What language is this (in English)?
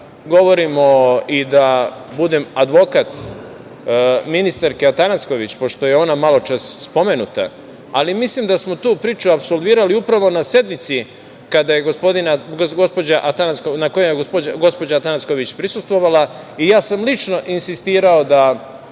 Serbian